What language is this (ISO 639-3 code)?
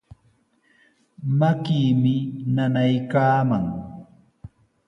qws